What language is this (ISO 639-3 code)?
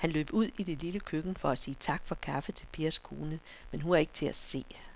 dan